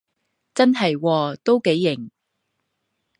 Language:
Cantonese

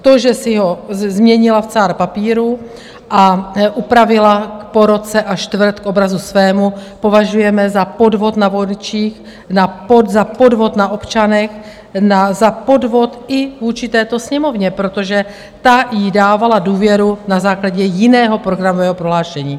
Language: Czech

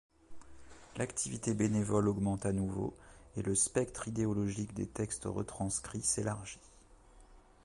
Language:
French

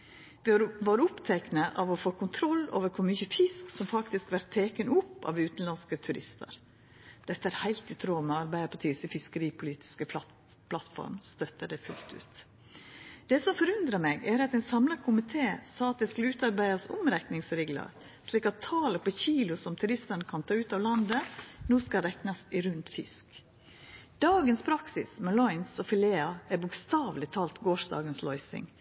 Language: Norwegian Nynorsk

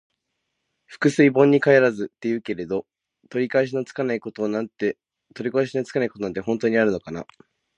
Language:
Japanese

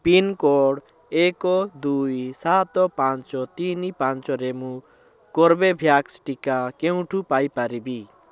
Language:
Odia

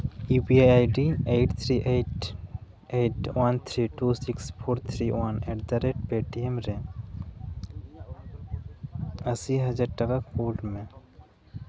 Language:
Santali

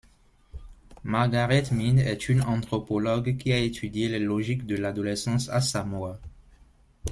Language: French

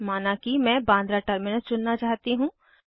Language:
Hindi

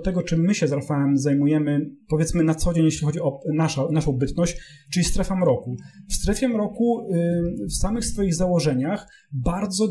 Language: Polish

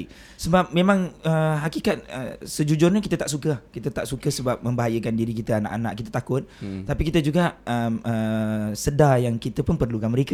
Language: Malay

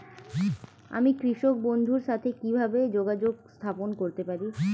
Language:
Bangla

